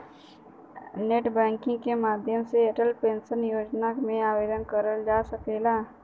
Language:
Bhojpuri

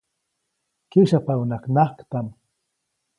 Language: Copainalá Zoque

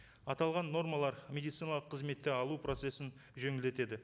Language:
Kazakh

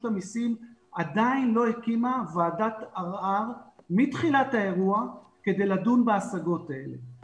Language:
Hebrew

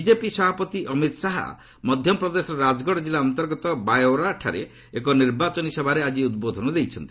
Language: Odia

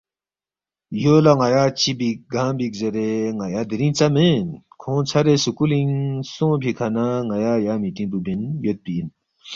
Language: Balti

